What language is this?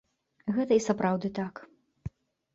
Belarusian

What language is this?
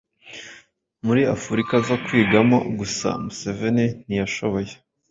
Kinyarwanda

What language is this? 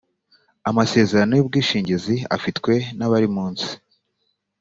Kinyarwanda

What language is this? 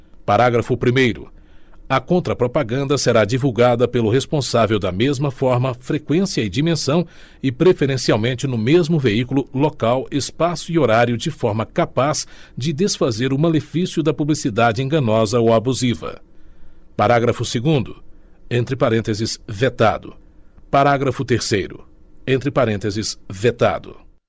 Portuguese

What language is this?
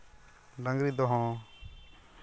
Santali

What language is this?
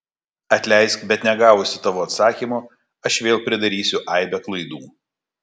Lithuanian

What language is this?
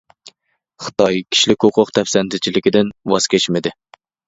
Uyghur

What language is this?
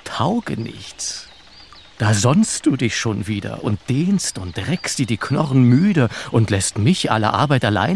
German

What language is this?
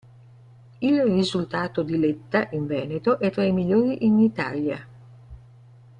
Italian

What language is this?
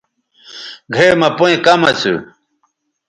Bateri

